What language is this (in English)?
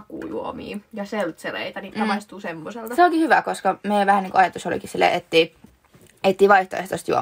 Finnish